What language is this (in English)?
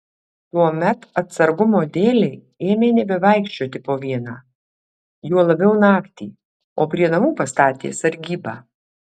Lithuanian